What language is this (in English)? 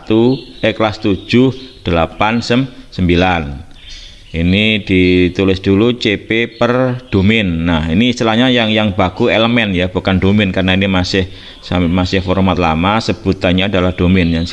Indonesian